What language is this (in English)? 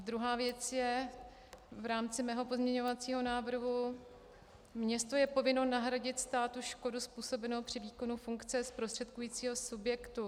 Czech